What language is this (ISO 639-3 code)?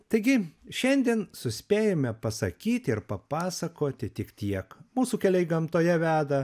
lit